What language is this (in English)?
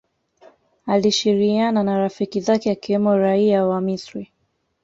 Swahili